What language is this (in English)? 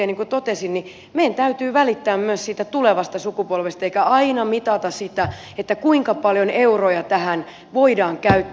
Finnish